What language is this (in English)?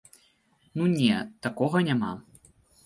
Belarusian